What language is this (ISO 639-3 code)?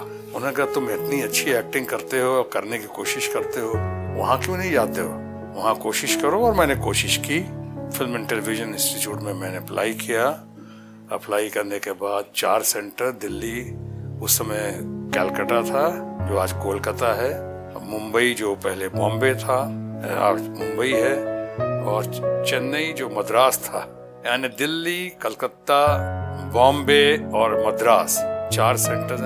hin